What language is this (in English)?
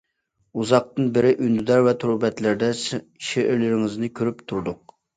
Uyghur